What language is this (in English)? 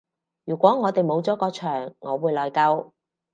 Cantonese